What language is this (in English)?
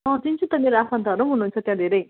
Nepali